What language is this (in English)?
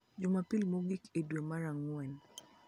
Luo (Kenya and Tanzania)